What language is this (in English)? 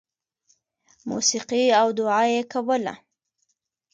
Pashto